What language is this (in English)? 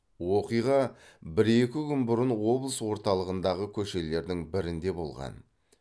Kazakh